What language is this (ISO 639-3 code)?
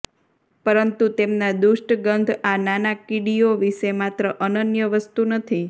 guj